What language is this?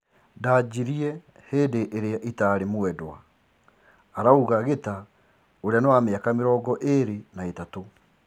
Kikuyu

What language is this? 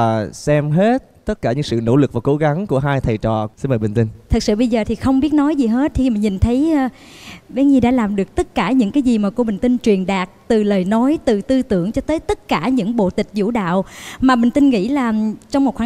Vietnamese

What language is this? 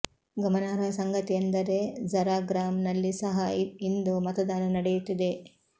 Kannada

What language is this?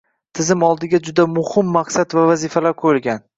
Uzbek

